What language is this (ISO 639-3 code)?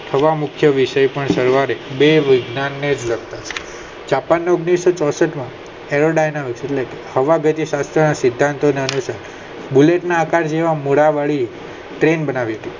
guj